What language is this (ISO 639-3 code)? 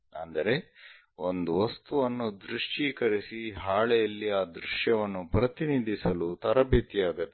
kan